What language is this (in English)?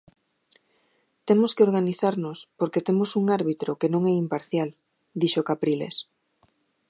Galician